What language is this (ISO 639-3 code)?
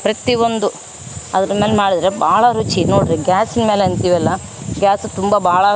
kan